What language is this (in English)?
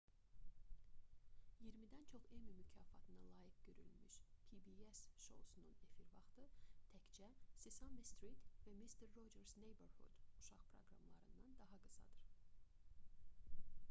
Azerbaijani